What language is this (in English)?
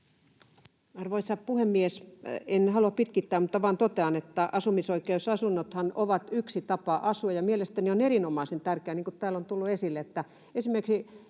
Finnish